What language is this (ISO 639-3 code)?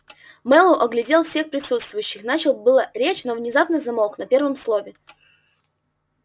rus